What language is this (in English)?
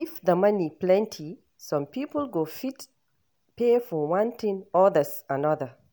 Nigerian Pidgin